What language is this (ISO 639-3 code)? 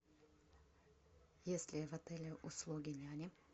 rus